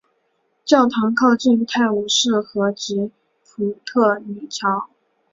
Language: Chinese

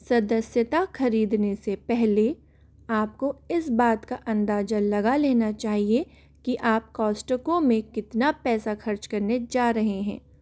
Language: Hindi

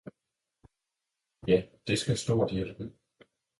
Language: Danish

